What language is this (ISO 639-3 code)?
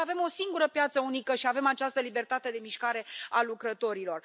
ron